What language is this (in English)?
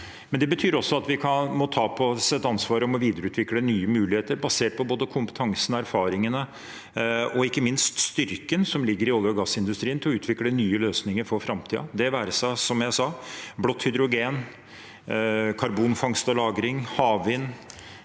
Norwegian